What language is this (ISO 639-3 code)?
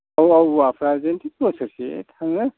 brx